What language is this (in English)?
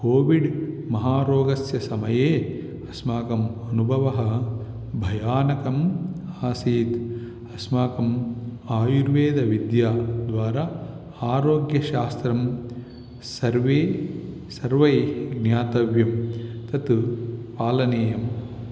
Sanskrit